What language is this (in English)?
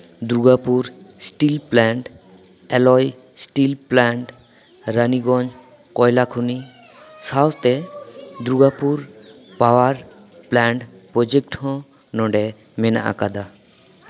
Santali